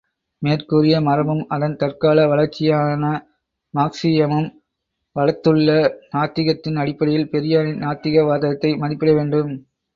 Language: Tamil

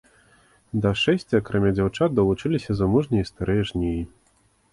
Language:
Belarusian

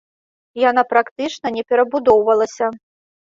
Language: Belarusian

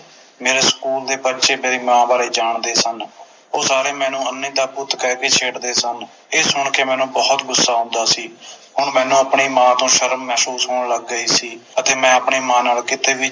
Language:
Punjabi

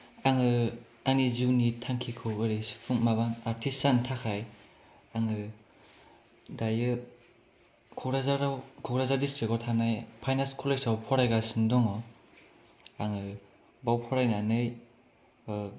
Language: Bodo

